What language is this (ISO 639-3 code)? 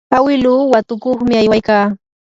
qur